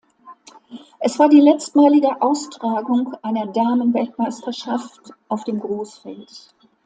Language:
German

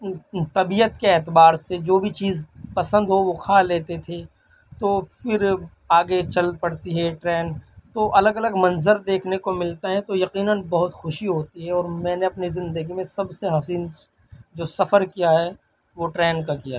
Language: Urdu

